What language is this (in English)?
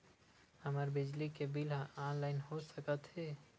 Chhattisgarhi